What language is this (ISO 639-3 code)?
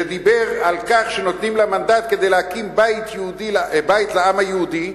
heb